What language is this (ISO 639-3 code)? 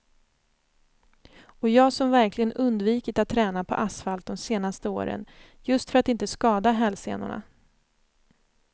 swe